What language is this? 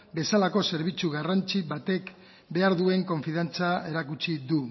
Basque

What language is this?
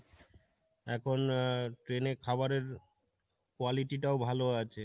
Bangla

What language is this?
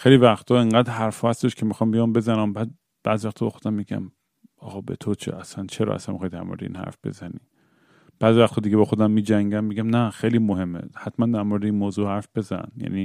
Persian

